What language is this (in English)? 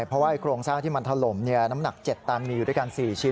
Thai